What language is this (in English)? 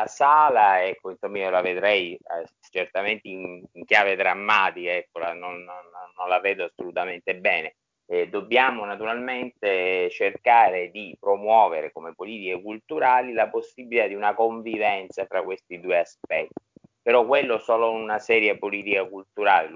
Italian